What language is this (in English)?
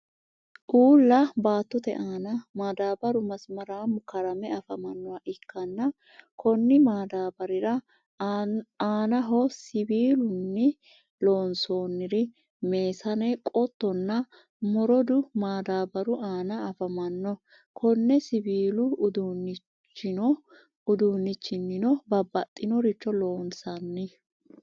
Sidamo